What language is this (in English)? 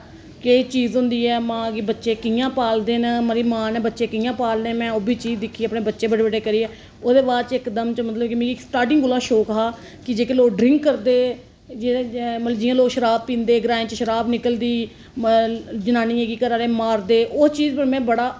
Dogri